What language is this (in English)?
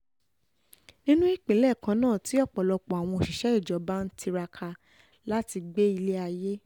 Yoruba